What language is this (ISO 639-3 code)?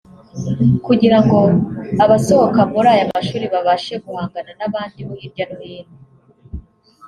kin